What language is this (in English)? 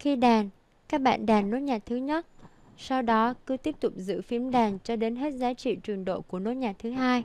Vietnamese